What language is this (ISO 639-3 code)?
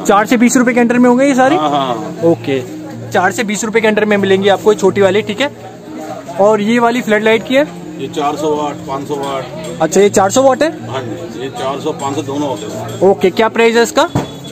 hin